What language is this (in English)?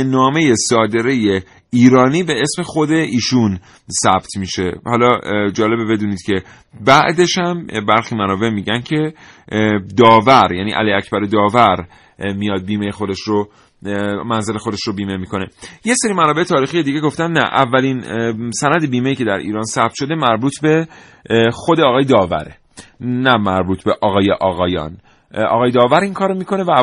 Persian